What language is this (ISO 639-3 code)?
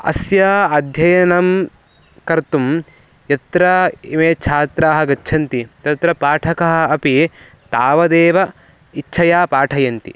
san